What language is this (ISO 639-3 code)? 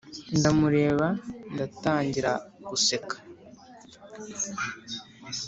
kin